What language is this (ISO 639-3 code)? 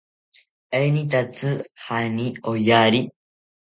cpy